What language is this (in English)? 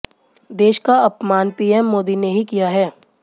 Hindi